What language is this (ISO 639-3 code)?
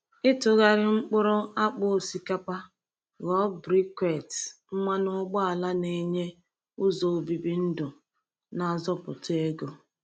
ibo